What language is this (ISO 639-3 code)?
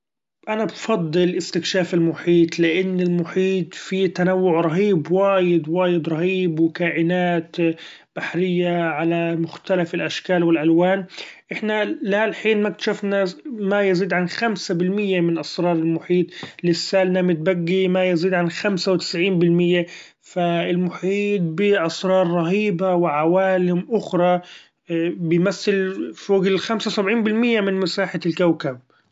afb